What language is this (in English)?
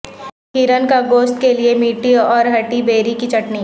Urdu